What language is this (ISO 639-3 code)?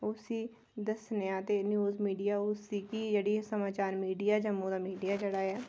doi